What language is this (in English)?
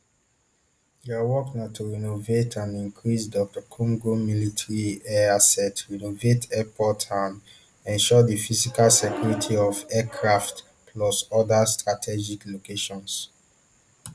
Nigerian Pidgin